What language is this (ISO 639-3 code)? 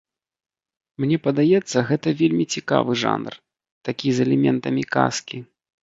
bel